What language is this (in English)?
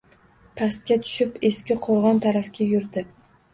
Uzbek